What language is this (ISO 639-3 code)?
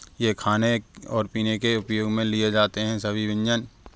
hin